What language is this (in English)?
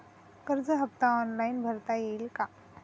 Marathi